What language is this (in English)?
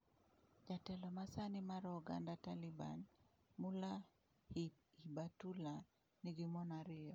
Luo (Kenya and Tanzania)